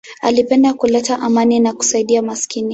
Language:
Swahili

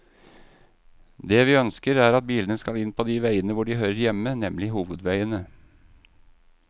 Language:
Norwegian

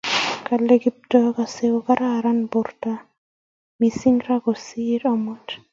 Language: Kalenjin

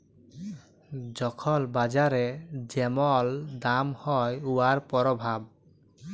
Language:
Bangla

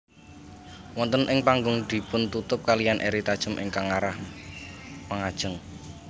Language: Javanese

